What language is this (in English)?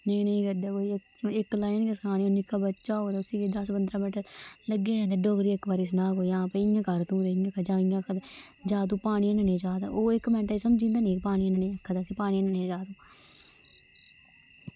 Dogri